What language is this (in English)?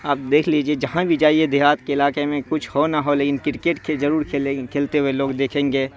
Urdu